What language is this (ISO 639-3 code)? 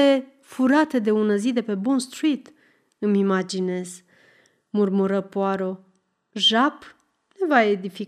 ron